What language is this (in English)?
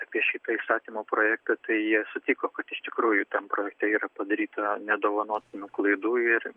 Lithuanian